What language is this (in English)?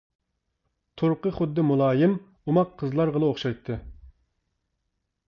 Uyghur